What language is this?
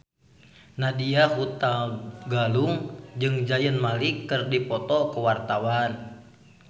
Sundanese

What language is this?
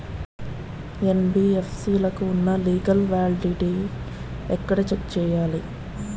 Telugu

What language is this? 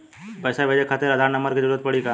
Bhojpuri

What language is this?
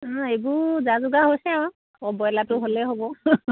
Assamese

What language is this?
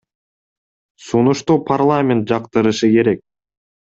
Kyrgyz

